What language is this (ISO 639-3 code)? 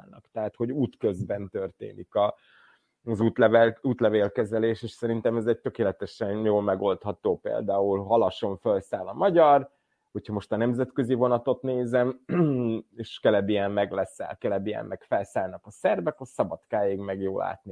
hun